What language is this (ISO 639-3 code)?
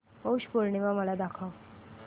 mar